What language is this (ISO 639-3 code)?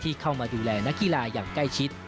tha